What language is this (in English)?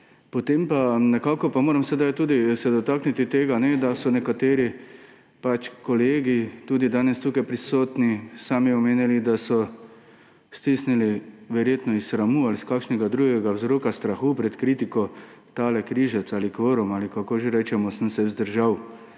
Slovenian